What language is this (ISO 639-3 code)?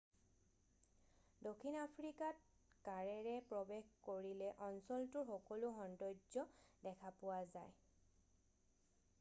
asm